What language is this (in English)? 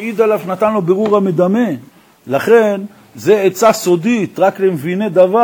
Hebrew